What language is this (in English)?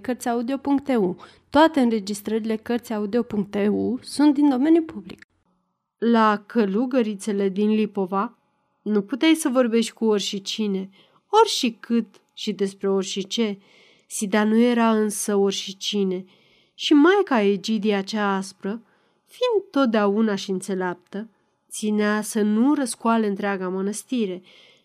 Romanian